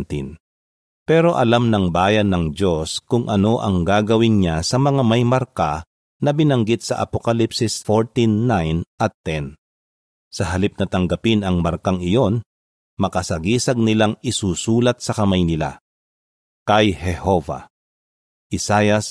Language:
Filipino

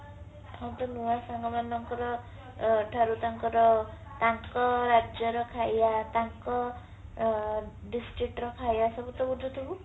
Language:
Odia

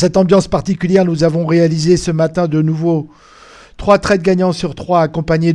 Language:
French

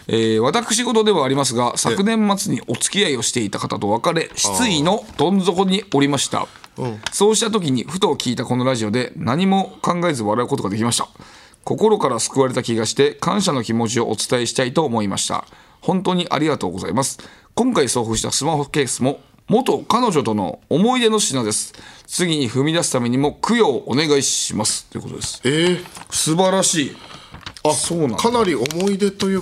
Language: Japanese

